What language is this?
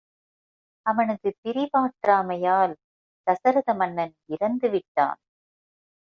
Tamil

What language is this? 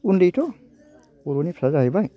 Bodo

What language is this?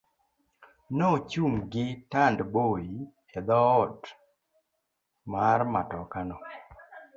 Luo (Kenya and Tanzania)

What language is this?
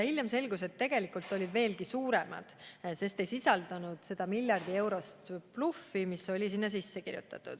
Estonian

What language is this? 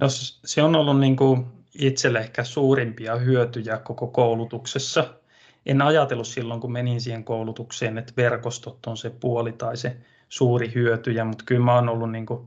Finnish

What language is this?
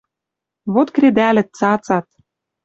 Western Mari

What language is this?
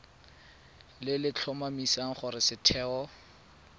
Tswana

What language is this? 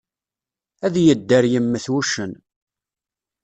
Kabyle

